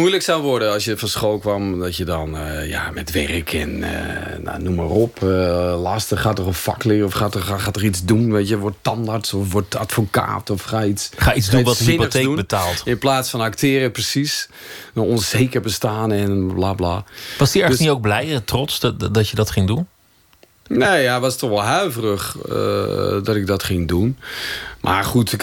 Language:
Dutch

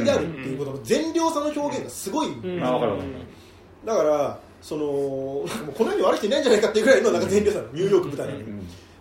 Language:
Japanese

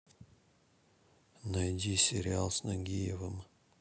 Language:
Russian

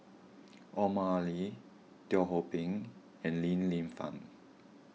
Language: English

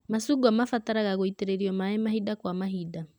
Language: Kikuyu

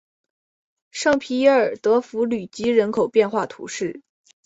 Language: Chinese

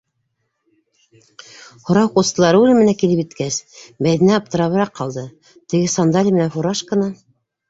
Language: Bashkir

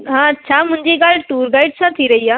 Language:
Sindhi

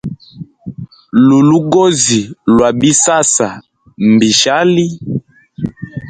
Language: Hemba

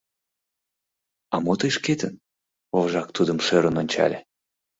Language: Mari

